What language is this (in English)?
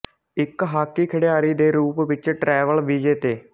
Punjabi